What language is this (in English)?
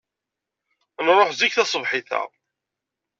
Kabyle